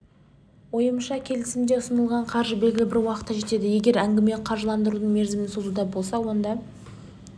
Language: Kazakh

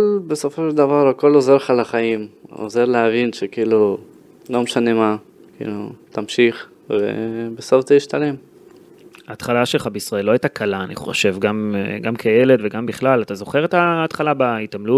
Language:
Hebrew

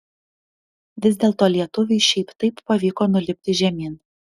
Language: Lithuanian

